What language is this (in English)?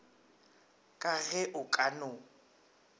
Northern Sotho